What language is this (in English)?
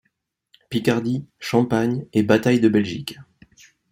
French